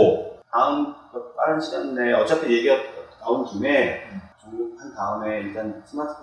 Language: Korean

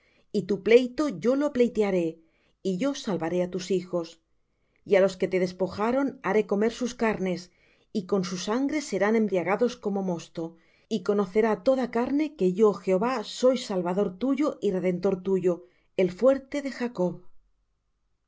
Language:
Spanish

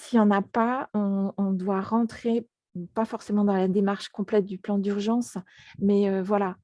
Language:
French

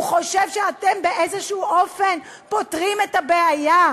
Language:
Hebrew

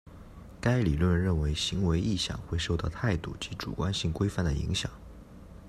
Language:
Chinese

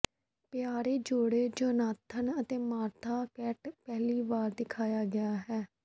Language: Punjabi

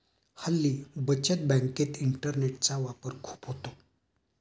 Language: Marathi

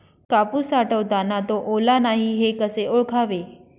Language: Marathi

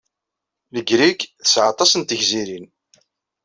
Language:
Kabyle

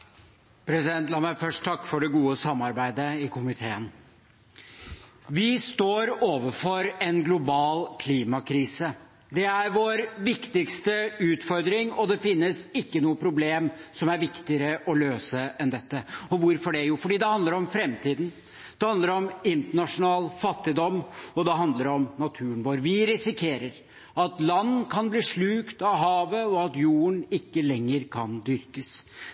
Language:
Norwegian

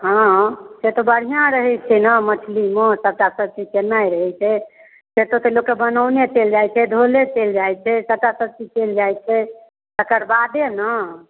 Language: Maithili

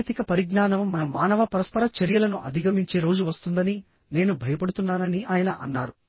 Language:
Telugu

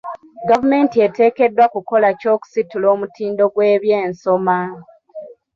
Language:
Ganda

